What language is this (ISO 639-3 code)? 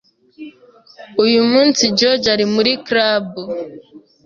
kin